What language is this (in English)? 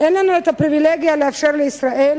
Hebrew